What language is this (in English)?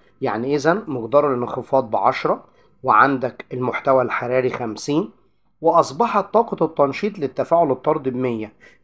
Arabic